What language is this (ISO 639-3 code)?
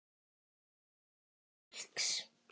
isl